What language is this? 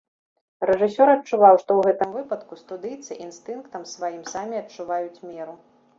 Belarusian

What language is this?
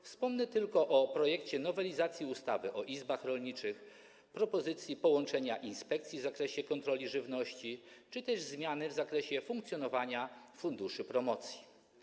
Polish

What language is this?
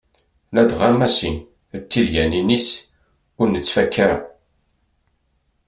Kabyle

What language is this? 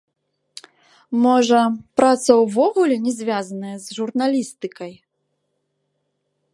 Belarusian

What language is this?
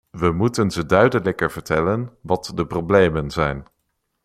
Dutch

